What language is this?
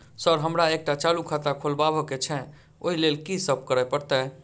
Maithili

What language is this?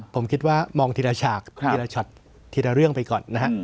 Thai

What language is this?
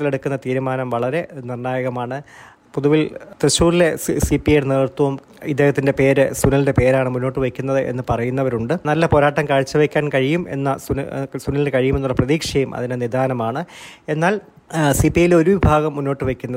Malayalam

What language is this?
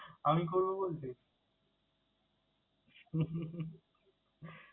Bangla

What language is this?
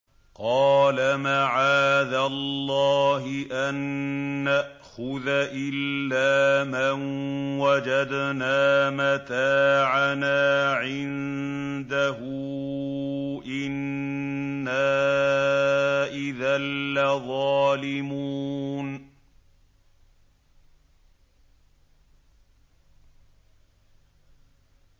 Arabic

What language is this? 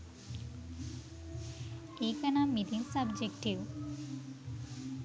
Sinhala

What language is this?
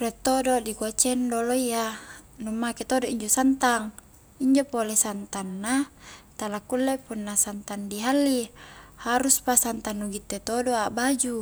Highland Konjo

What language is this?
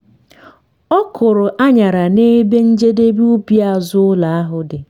Igbo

